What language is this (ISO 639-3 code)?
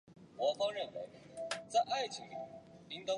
zho